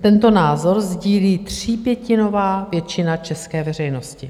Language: Czech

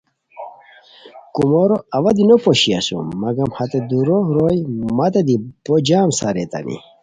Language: Khowar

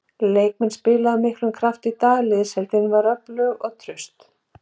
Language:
Icelandic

